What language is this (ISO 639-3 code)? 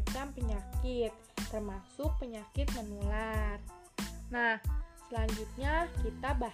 ind